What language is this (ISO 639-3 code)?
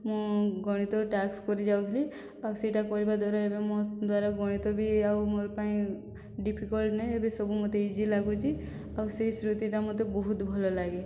ori